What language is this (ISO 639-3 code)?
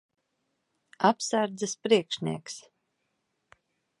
lav